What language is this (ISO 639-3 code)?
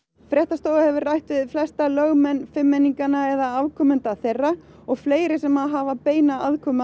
isl